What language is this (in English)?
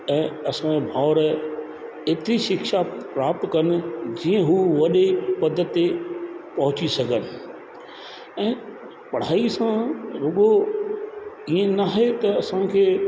Sindhi